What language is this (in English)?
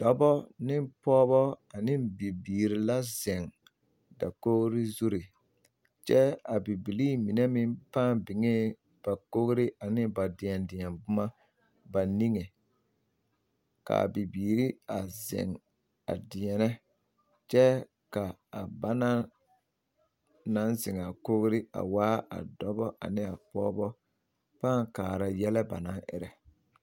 Southern Dagaare